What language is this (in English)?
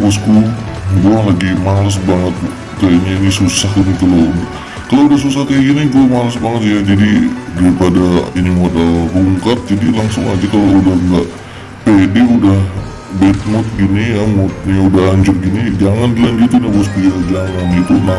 Indonesian